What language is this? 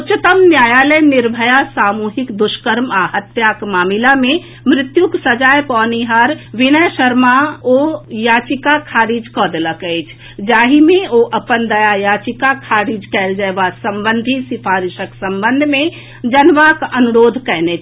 Maithili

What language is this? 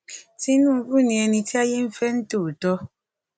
Yoruba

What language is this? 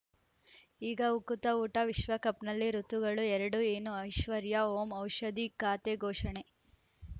Kannada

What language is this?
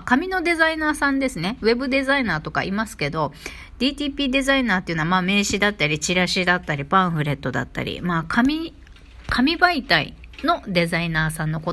Japanese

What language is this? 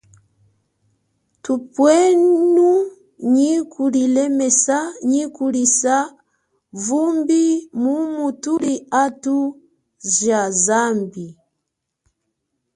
Chokwe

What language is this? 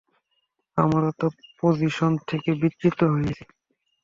Bangla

